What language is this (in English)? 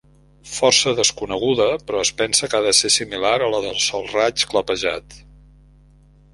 Catalan